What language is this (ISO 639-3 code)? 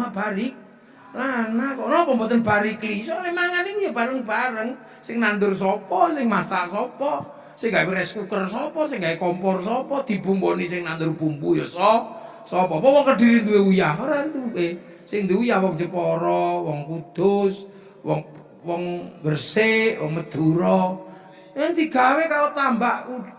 ind